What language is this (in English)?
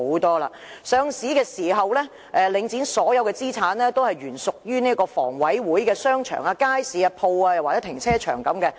Cantonese